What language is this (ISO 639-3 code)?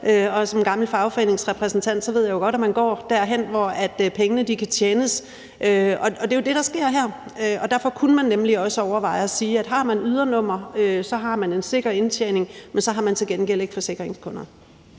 dan